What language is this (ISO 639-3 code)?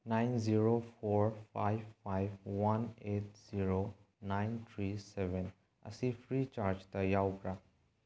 mni